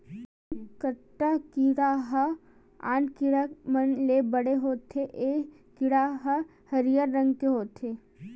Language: Chhattisgarhi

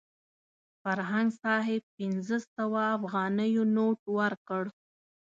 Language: Pashto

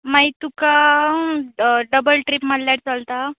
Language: Konkani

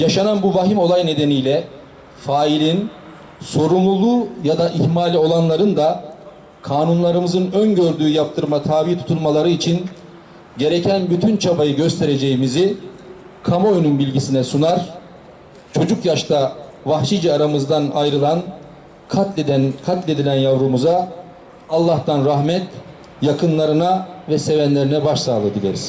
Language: Turkish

